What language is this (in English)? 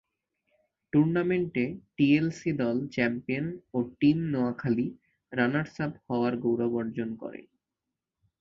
Bangla